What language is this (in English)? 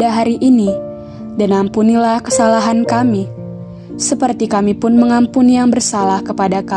Indonesian